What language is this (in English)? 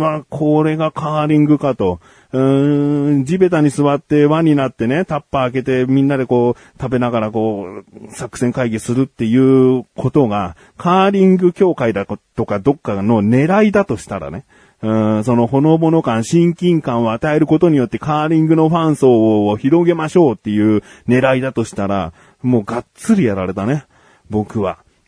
Japanese